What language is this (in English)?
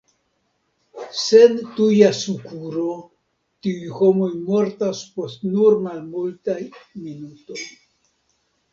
Esperanto